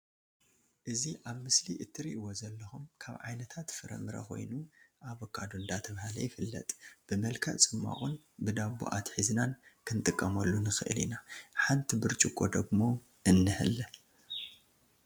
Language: Tigrinya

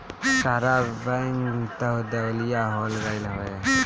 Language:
Bhojpuri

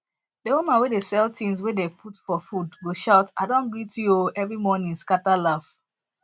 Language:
Nigerian Pidgin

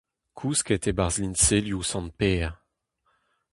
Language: Breton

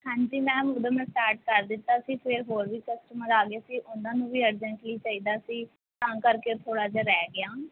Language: Punjabi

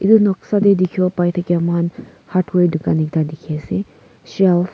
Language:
Naga Pidgin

